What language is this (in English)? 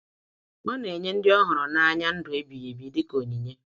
Igbo